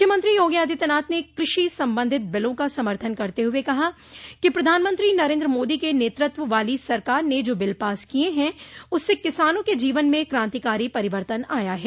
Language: Hindi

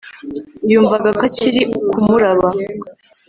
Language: Kinyarwanda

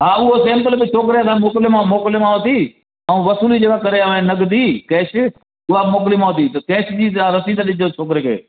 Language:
Sindhi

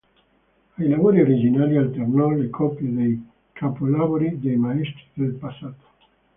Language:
Italian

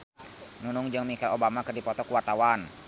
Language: Sundanese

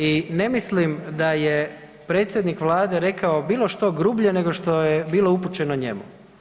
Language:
Croatian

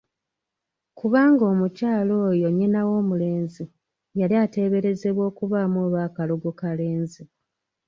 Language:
Ganda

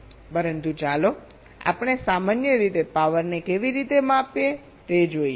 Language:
Gujarati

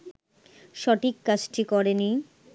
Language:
Bangla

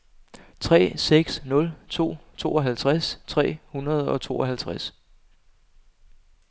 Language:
Danish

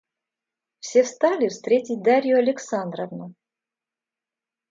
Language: Russian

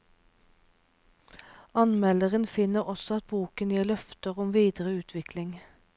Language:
Norwegian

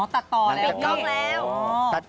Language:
Thai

